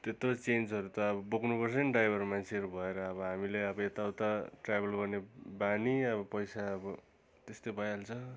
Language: Nepali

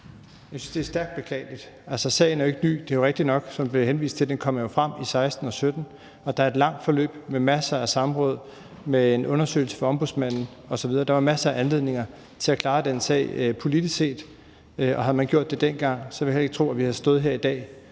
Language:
Danish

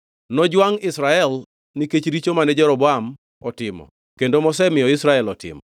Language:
Luo (Kenya and Tanzania)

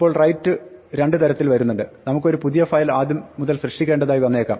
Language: Malayalam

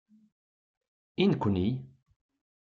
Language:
Kabyle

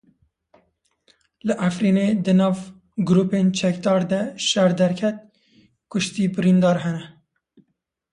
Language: Kurdish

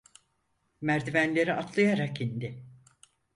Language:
Turkish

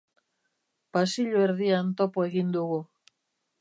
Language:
Basque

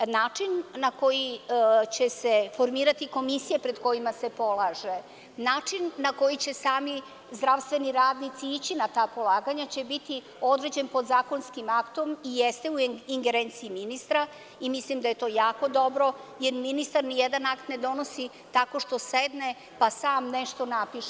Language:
Serbian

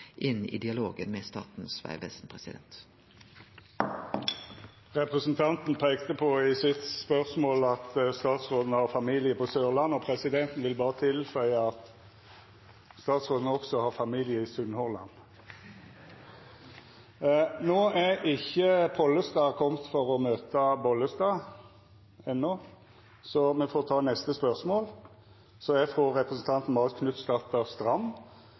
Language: Norwegian Nynorsk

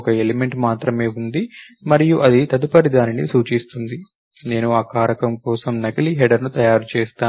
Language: Telugu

